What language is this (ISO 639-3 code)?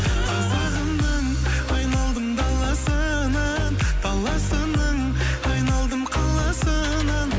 kaz